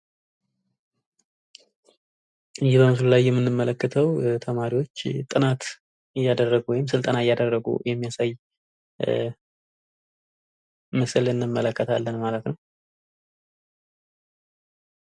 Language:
Amharic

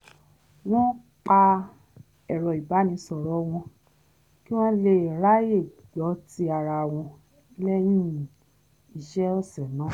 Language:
Yoruba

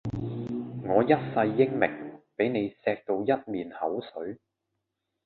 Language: Cantonese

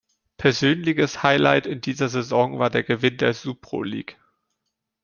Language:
German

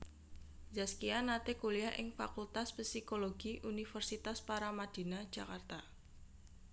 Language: Javanese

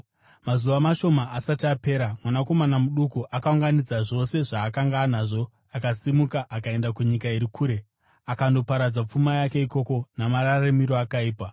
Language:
Shona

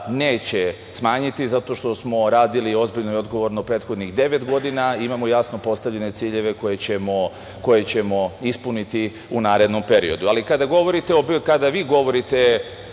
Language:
Serbian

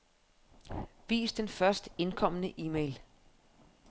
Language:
Danish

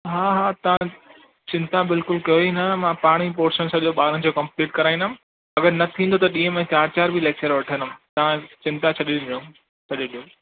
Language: Sindhi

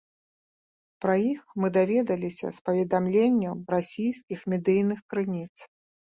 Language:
Belarusian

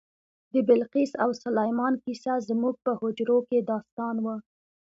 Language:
Pashto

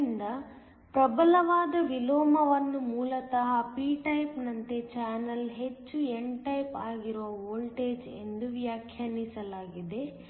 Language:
Kannada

